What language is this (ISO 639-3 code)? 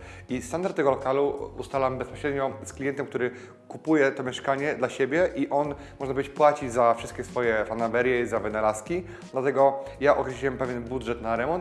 pol